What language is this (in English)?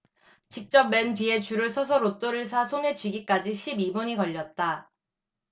Korean